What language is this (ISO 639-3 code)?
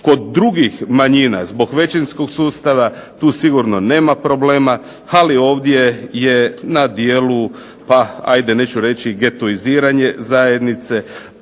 hrv